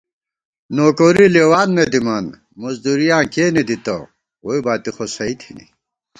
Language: Gawar-Bati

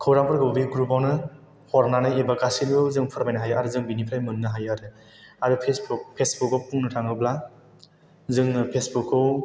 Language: Bodo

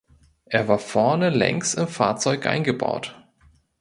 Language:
German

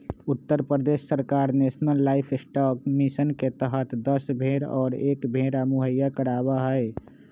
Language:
Magahi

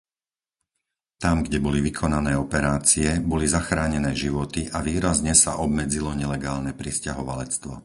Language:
Slovak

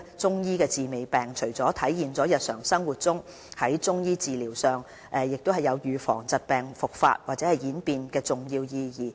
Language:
Cantonese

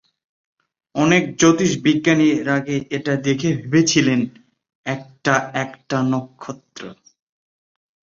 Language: Bangla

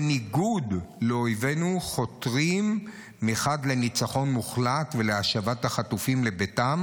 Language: Hebrew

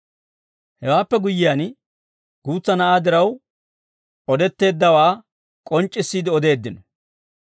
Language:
Dawro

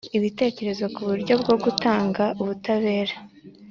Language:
Kinyarwanda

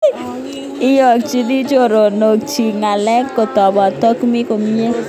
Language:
Kalenjin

